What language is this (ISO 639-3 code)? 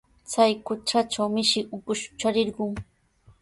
qws